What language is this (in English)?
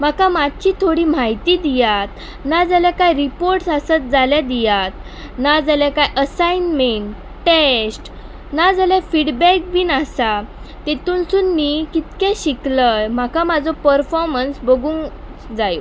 Konkani